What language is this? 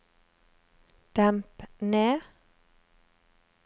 Norwegian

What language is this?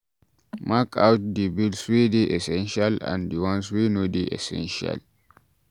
Nigerian Pidgin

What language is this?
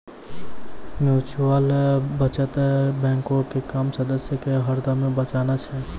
Maithili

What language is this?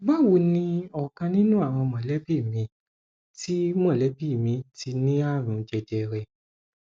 Yoruba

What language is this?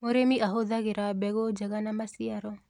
Kikuyu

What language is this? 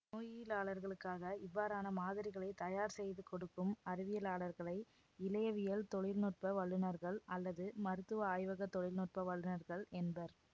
Tamil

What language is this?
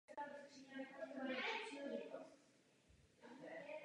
Czech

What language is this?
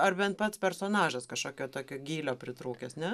Lithuanian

